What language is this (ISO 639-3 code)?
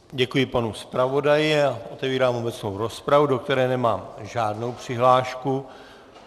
ces